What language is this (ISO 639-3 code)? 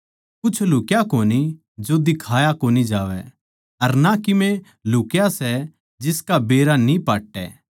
bgc